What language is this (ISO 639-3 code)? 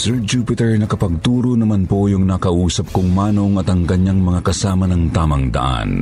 fil